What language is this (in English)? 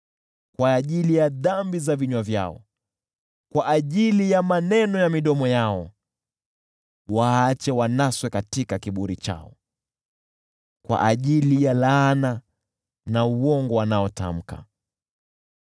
Swahili